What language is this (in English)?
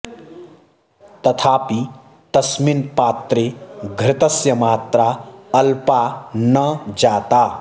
Sanskrit